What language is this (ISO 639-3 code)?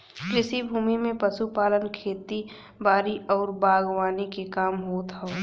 bho